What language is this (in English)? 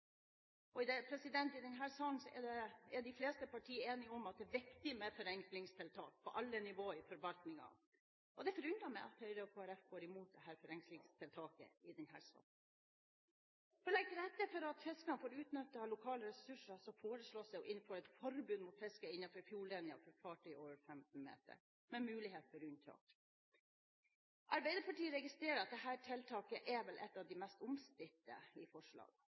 Norwegian Bokmål